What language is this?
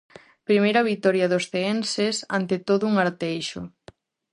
Galician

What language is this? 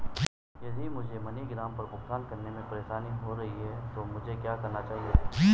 Hindi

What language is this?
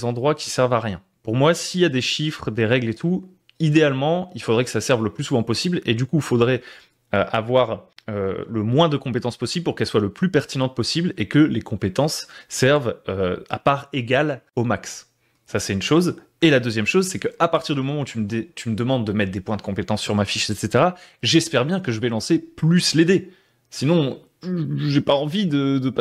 French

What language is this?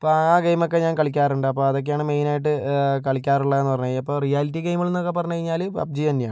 Malayalam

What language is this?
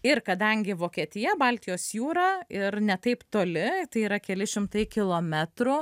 Lithuanian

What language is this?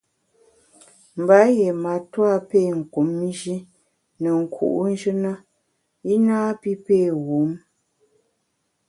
Bamun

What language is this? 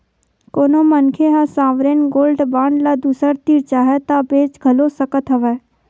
Chhattisgarhi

